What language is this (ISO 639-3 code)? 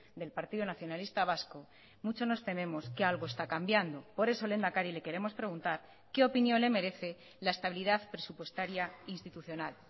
spa